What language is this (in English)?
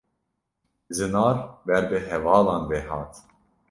Kurdish